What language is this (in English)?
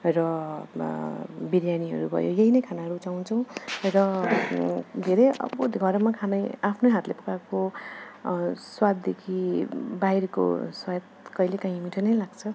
Nepali